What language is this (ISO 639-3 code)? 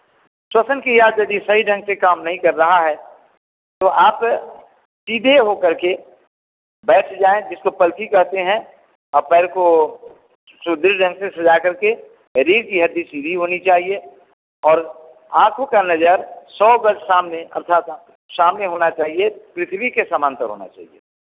hin